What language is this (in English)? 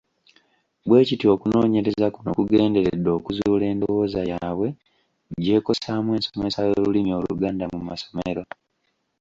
Ganda